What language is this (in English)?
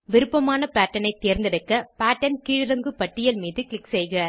Tamil